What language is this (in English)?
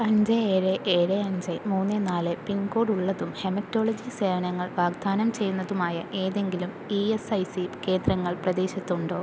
Malayalam